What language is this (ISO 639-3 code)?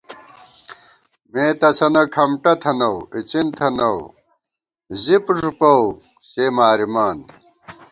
gwt